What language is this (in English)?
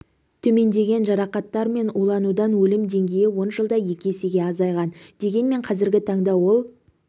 Kazakh